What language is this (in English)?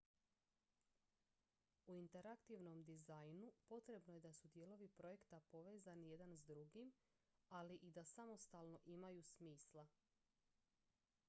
Croatian